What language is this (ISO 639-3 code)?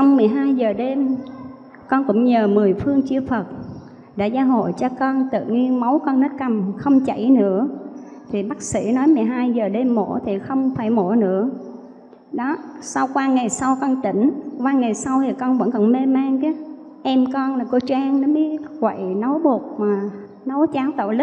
vie